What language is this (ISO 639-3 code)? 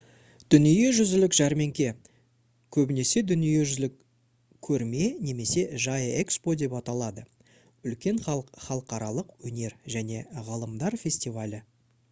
kaz